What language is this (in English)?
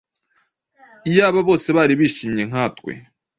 Kinyarwanda